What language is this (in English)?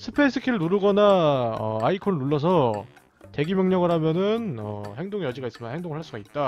Korean